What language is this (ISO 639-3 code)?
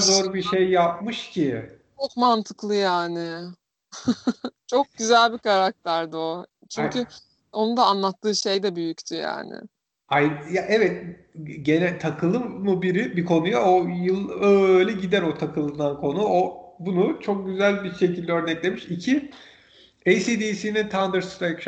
tur